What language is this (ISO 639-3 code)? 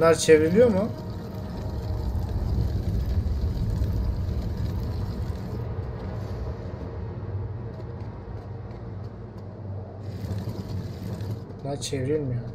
tur